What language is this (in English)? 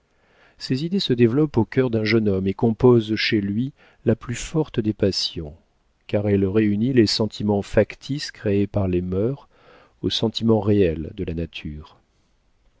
French